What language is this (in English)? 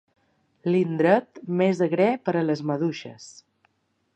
Catalan